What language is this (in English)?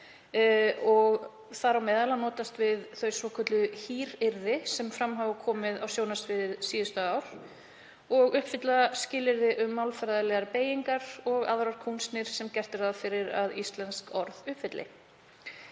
Icelandic